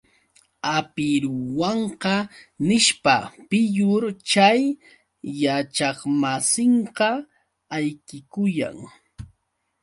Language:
Yauyos Quechua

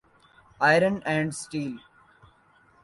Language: Urdu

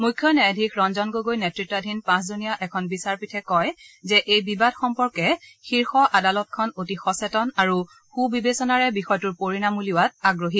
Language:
Assamese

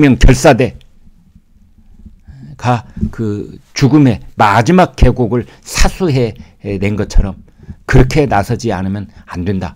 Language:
Korean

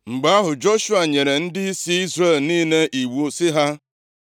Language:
Igbo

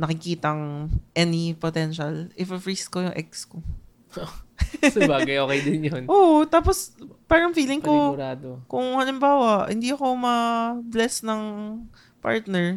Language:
Filipino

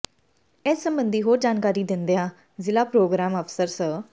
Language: Punjabi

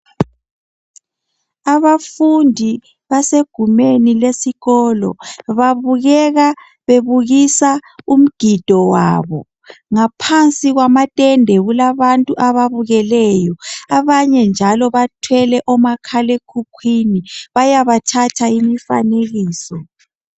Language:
North Ndebele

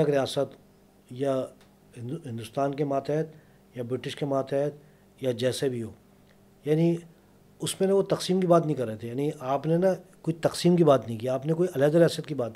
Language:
Urdu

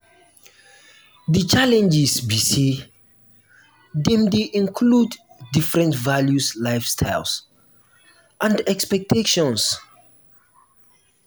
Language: Nigerian Pidgin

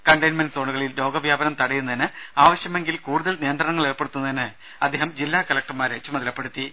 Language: Malayalam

